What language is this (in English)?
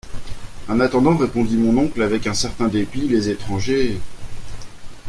French